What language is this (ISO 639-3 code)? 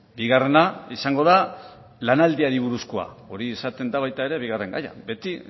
eus